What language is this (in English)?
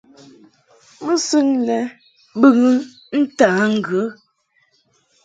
Mungaka